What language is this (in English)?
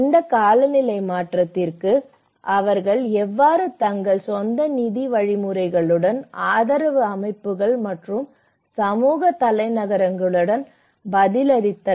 Tamil